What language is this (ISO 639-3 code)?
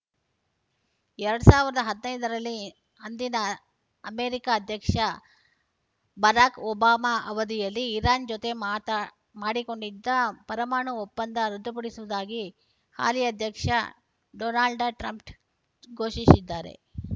kan